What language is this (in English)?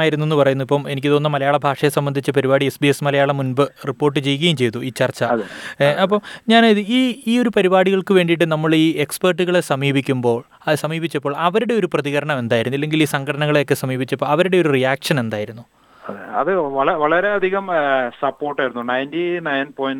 Malayalam